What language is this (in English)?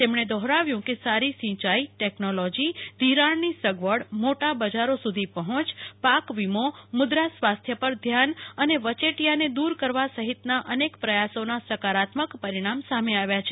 Gujarati